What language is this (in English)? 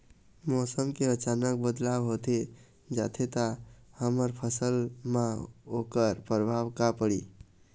Chhattisgarhi